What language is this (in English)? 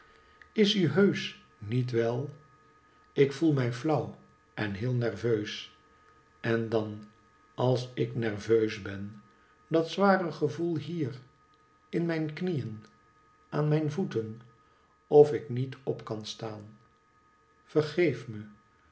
Dutch